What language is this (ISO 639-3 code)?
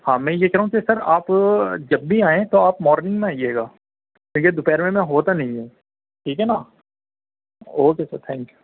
urd